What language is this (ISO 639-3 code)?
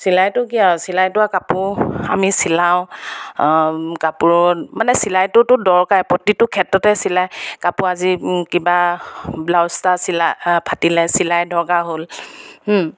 asm